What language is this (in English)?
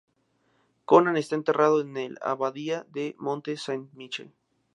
Spanish